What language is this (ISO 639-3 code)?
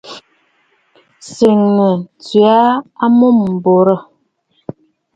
bfd